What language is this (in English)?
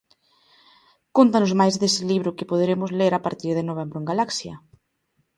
Galician